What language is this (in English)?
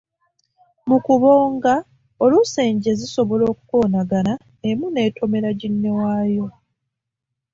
Ganda